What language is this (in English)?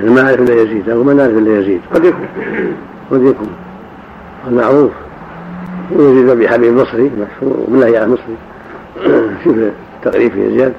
Arabic